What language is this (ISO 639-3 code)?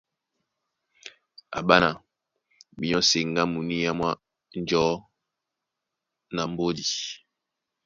dua